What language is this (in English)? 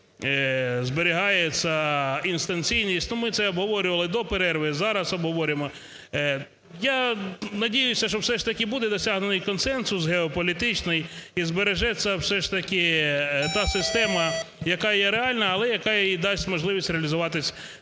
Ukrainian